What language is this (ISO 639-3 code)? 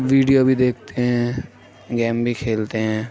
urd